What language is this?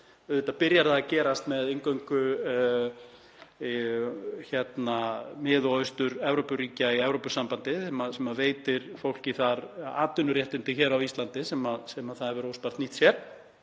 Icelandic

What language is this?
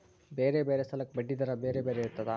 Kannada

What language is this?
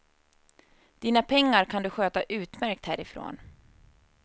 Swedish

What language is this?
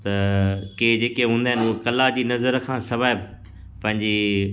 Sindhi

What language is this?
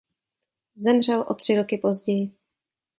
Czech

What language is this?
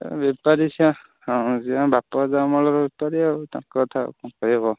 Odia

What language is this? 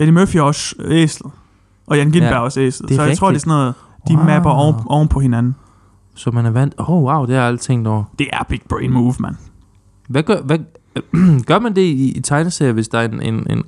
Danish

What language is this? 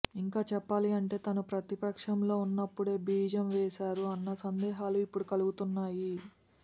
Telugu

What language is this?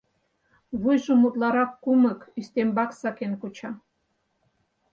Mari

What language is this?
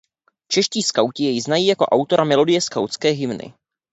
Czech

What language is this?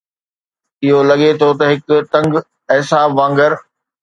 Sindhi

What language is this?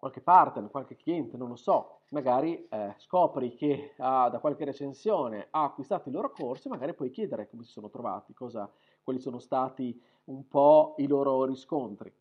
Italian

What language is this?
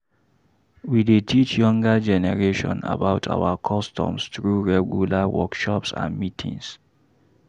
Nigerian Pidgin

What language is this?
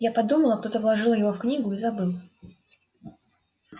Russian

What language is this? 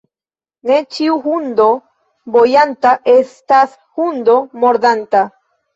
Esperanto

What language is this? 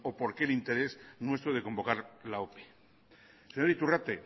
Spanish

